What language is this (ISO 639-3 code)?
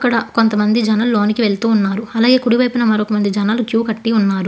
tel